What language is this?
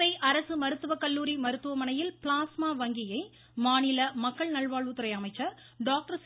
Tamil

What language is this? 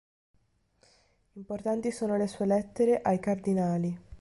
Italian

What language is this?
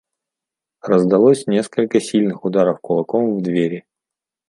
Russian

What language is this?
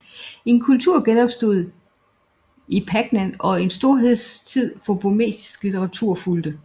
Danish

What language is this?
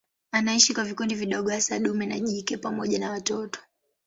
Swahili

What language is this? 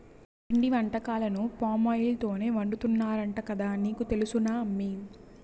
Telugu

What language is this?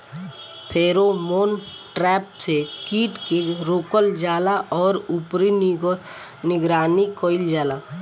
Bhojpuri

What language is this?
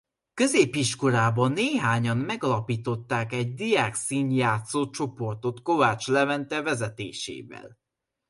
Hungarian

